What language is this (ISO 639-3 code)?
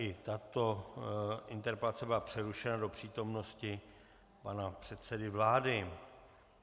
ces